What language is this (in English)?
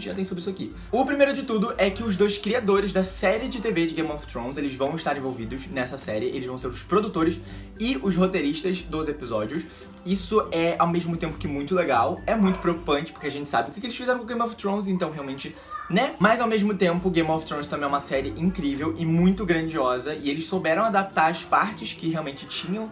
Portuguese